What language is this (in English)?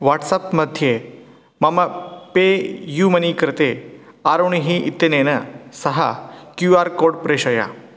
Sanskrit